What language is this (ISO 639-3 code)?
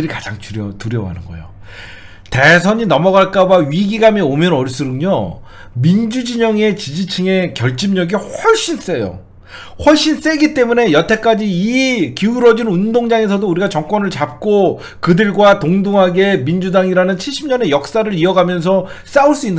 kor